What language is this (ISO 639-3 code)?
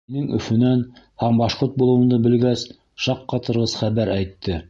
bak